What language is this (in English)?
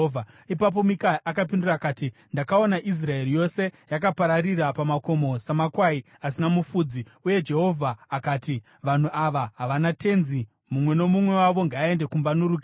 Shona